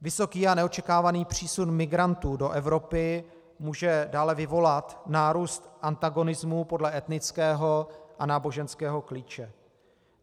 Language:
Czech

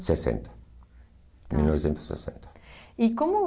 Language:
Portuguese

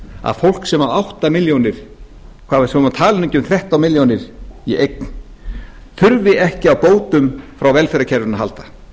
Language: Icelandic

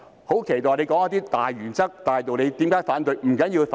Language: Cantonese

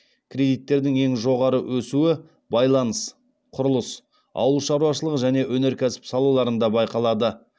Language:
Kazakh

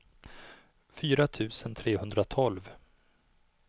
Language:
Swedish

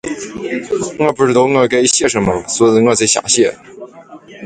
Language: Chinese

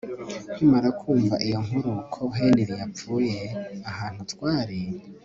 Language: Kinyarwanda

